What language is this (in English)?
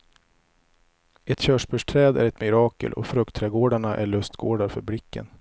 Swedish